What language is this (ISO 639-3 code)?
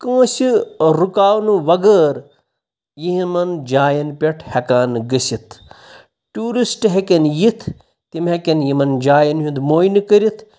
kas